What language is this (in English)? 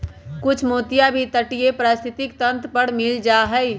Magahi